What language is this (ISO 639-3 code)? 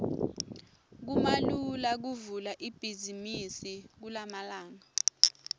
ssw